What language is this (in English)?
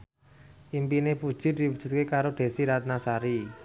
Javanese